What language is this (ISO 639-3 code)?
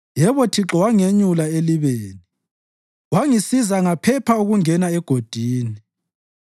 nde